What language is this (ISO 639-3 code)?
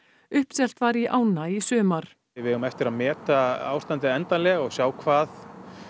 isl